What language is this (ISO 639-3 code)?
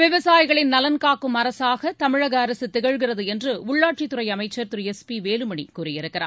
tam